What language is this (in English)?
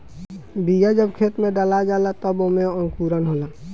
Bhojpuri